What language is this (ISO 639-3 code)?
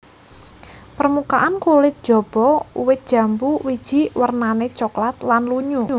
jav